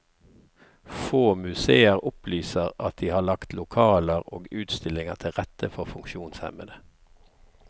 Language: Norwegian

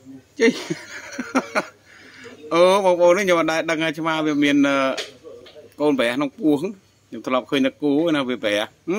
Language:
Vietnamese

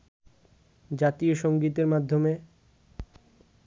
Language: Bangla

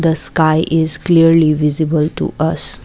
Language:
English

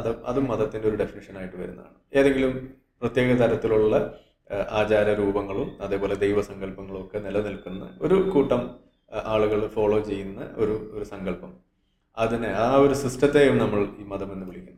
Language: Malayalam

